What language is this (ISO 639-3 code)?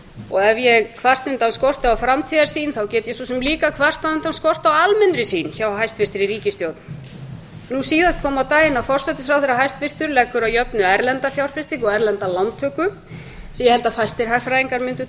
isl